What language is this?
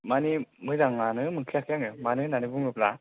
Bodo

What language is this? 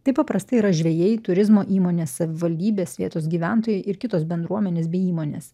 Lithuanian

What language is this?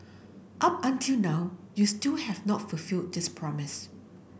English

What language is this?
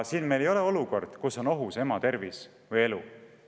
Estonian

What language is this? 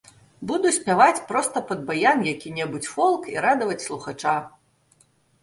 Belarusian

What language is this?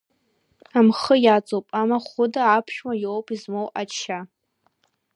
Abkhazian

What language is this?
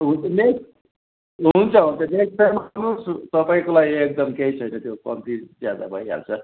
Nepali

